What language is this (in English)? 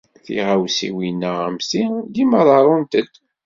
Kabyle